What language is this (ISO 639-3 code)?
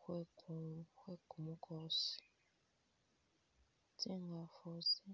myx